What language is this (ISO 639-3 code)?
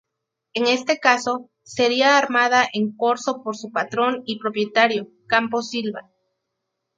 spa